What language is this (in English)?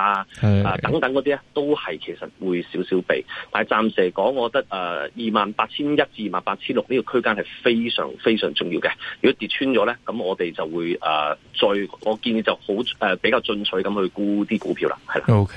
Chinese